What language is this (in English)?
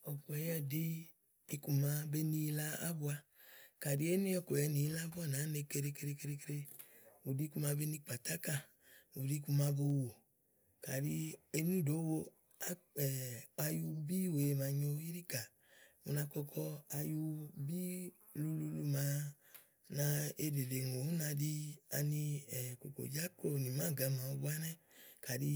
Igo